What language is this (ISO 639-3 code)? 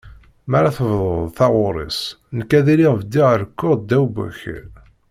kab